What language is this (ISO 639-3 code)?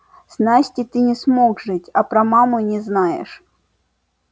rus